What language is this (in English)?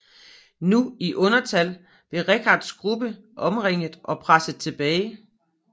Danish